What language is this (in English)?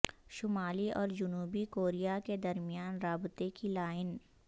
Urdu